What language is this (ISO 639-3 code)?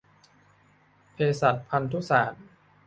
tha